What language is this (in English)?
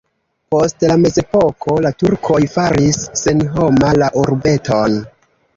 Esperanto